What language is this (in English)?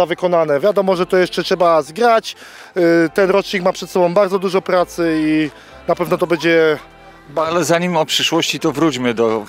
Polish